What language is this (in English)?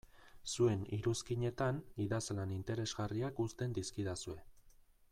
Basque